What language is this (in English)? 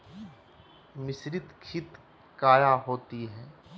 Magahi